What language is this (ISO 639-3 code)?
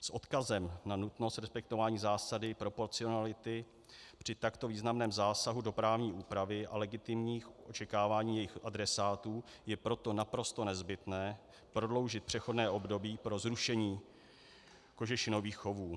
ces